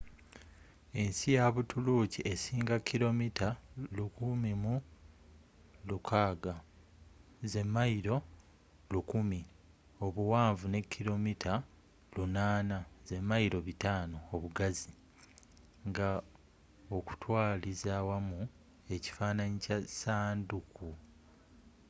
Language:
Ganda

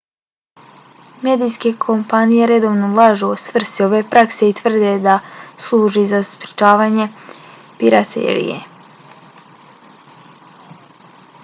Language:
Bosnian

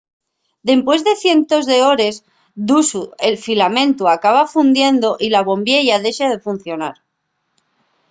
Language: Asturian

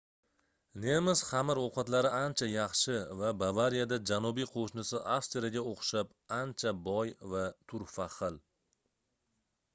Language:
Uzbek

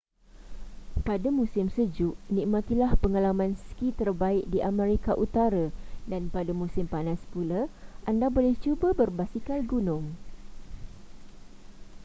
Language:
Malay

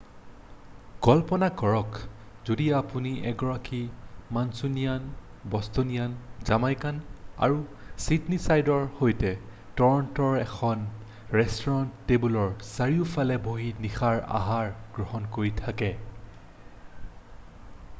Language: Assamese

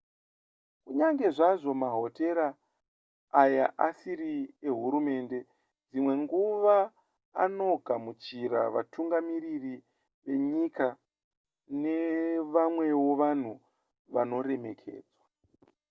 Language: Shona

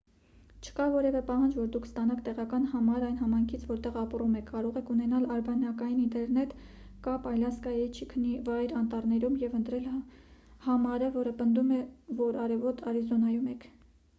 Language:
Armenian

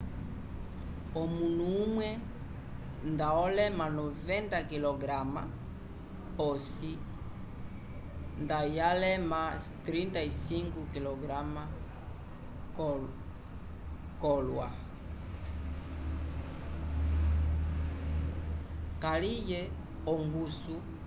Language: Umbundu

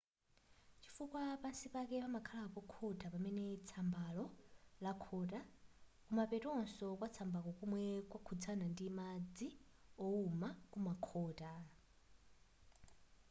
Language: Nyanja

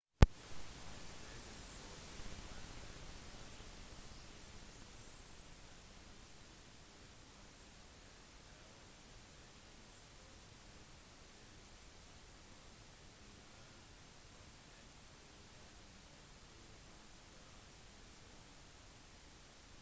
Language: Norwegian Bokmål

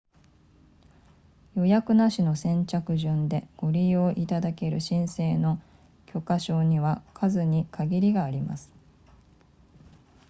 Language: Japanese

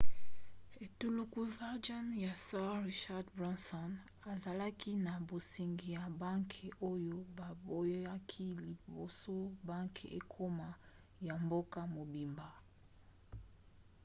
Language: Lingala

